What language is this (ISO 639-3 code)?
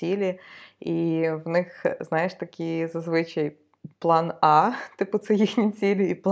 ukr